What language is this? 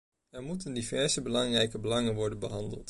Dutch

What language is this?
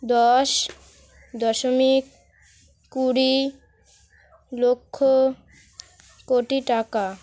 Bangla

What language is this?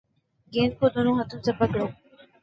Urdu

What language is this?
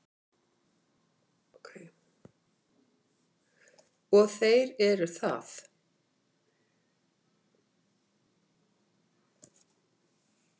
Icelandic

